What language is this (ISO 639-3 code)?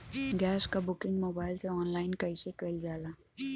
bho